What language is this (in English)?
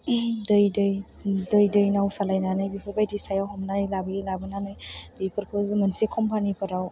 Bodo